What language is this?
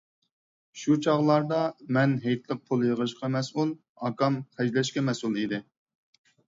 Uyghur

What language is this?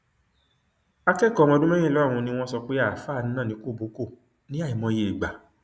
Yoruba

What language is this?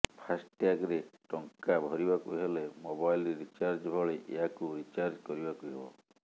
Odia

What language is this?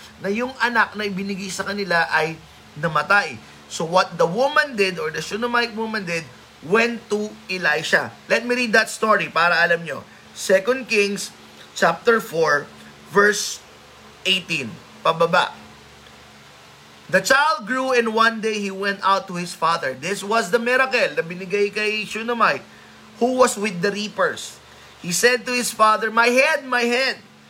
Filipino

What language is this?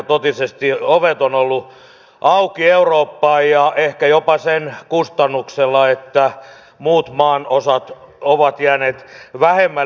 Finnish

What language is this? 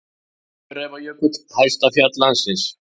Icelandic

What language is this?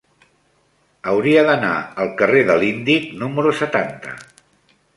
Catalan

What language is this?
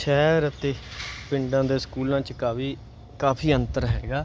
Punjabi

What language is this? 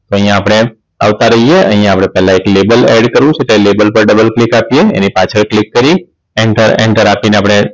Gujarati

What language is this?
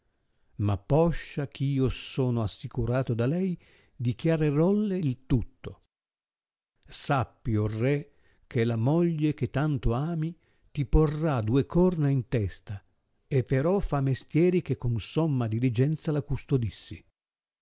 Italian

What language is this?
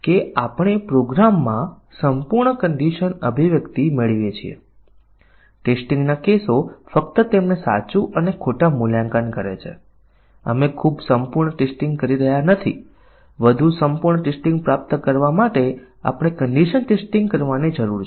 Gujarati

